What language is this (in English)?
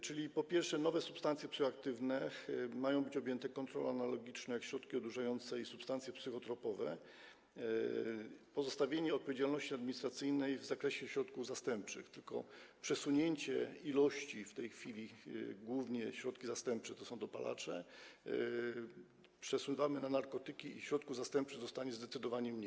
Polish